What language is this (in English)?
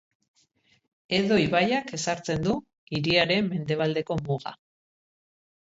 Basque